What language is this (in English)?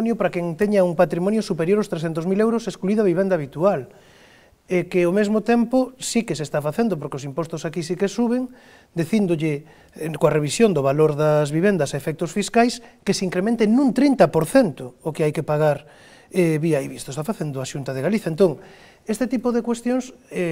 Spanish